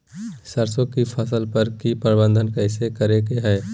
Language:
Magahi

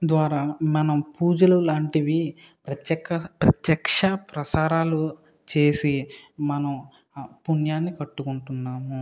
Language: Telugu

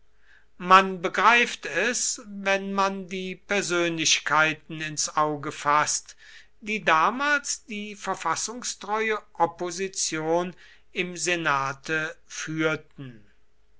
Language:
German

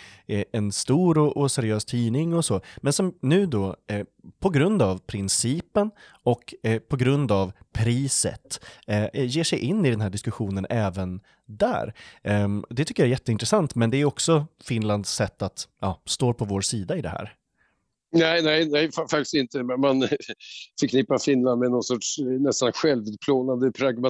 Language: Swedish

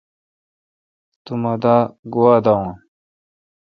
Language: Kalkoti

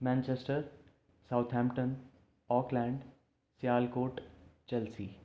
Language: Dogri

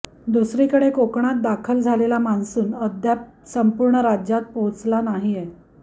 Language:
Marathi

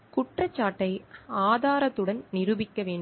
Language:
Tamil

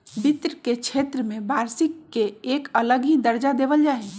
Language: Magahi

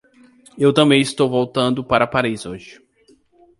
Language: Portuguese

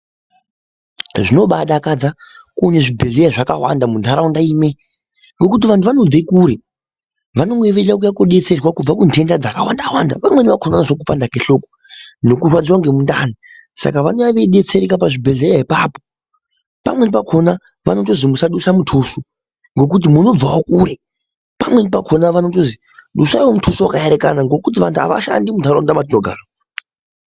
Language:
Ndau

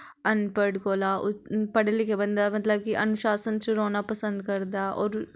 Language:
Dogri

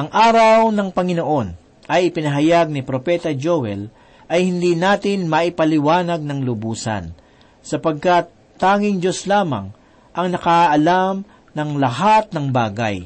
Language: Filipino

